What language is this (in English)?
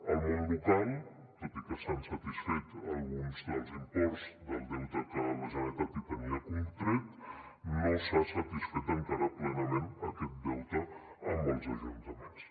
Catalan